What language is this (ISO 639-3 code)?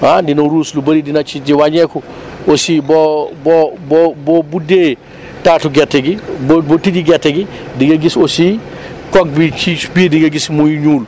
wol